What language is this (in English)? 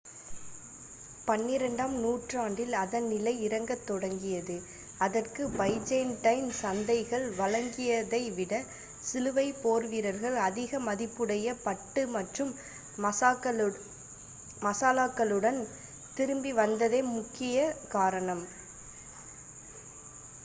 Tamil